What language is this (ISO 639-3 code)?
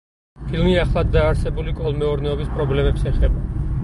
kat